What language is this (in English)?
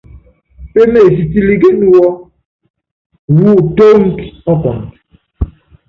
Yangben